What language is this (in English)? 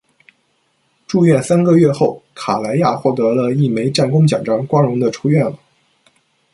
Chinese